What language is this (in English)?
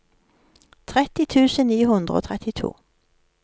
Norwegian